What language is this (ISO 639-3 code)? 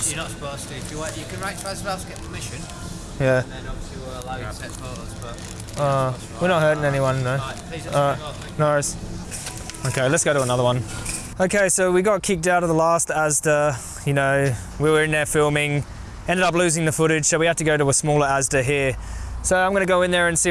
eng